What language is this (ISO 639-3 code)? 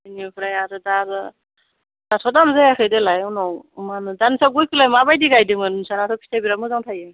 brx